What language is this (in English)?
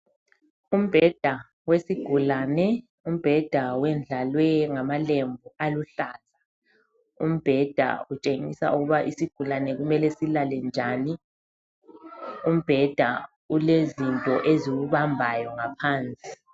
North Ndebele